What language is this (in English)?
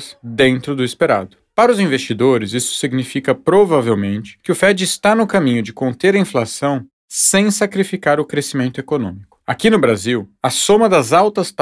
Portuguese